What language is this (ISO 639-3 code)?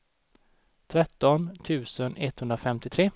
swe